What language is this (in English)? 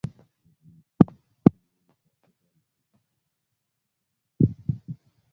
Swahili